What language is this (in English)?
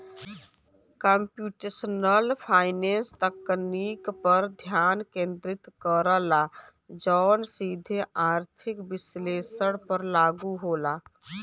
Bhojpuri